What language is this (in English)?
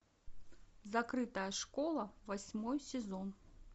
Russian